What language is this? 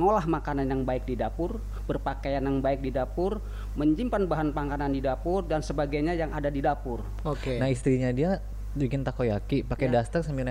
Indonesian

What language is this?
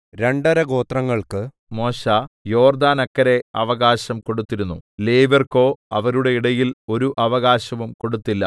Malayalam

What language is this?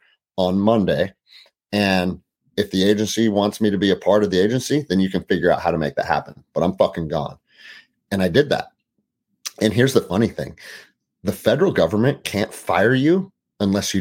English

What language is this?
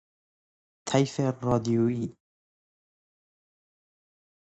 Persian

